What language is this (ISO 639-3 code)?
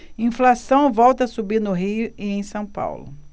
por